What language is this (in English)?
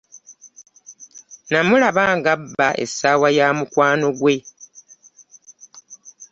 Ganda